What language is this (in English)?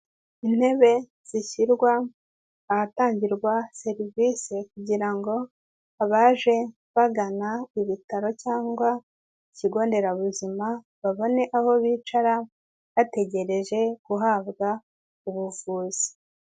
Kinyarwanda